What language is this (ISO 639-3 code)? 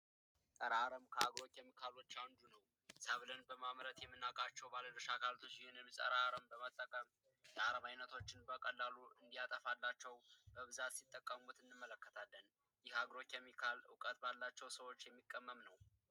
amh